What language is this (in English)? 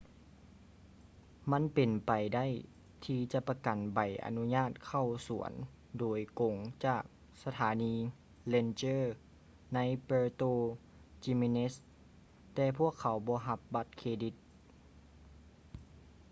Lao